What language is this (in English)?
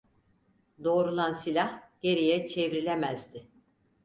Turkish